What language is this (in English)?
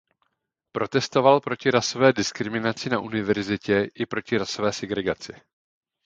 Czech